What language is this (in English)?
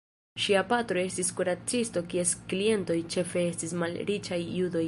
Esperanto